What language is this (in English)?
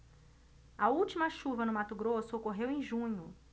Portuguese